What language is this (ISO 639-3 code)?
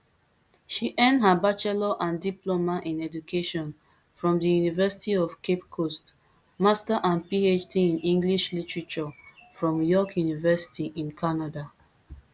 pcm